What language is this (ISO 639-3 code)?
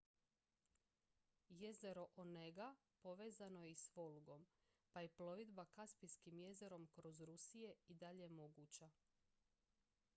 hrv